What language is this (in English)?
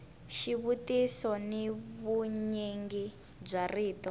Tsonga